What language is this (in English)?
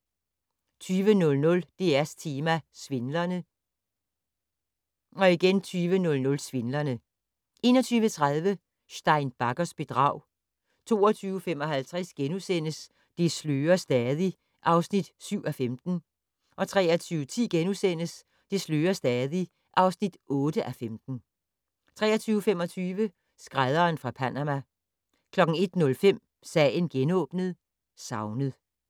Danish